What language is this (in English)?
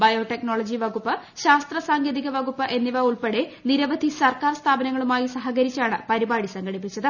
Malayalam